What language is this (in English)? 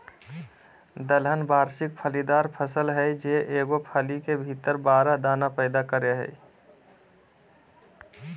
Magahi